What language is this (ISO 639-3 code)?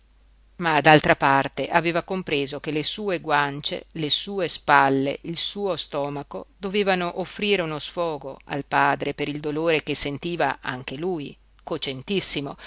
ita